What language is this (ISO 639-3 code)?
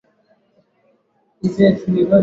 swa